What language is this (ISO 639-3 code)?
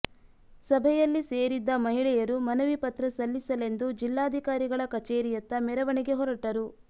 kan